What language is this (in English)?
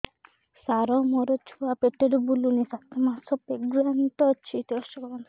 Odia